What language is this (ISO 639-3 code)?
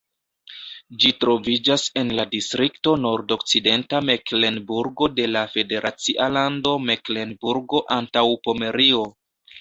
epo